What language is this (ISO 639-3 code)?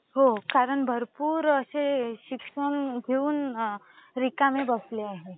mar